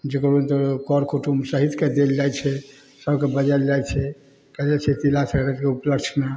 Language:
Maithili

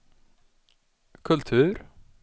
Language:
Swedish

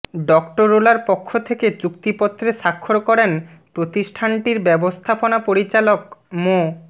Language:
Bangla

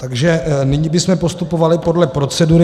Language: Czech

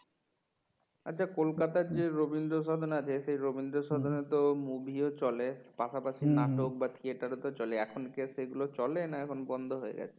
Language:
Bangla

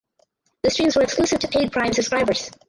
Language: English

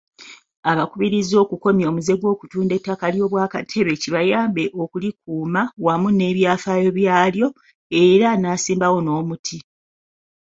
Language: Ganda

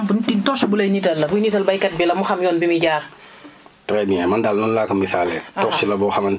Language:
Wolof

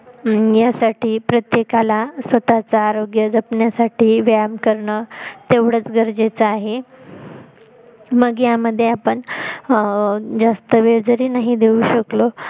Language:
Marathi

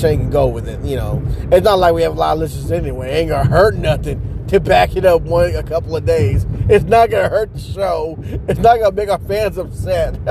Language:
English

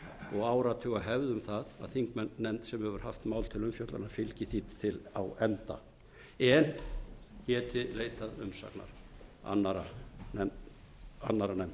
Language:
Icelandic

